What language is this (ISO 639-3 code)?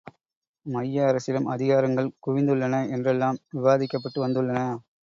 tam